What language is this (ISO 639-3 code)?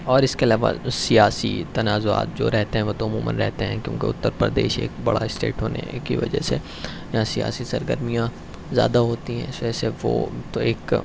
urd